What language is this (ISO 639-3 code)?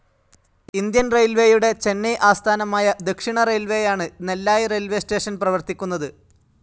mal